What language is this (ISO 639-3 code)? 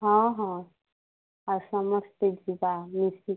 ori